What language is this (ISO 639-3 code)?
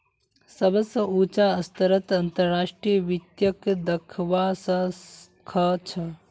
mag